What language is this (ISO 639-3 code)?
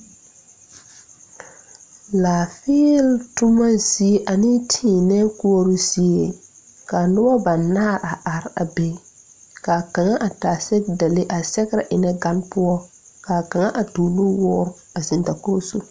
dga